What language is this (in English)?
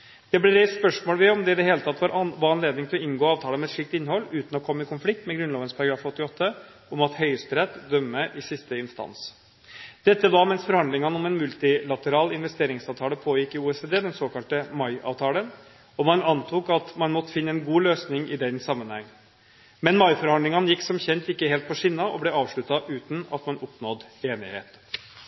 Norwegian Bokmål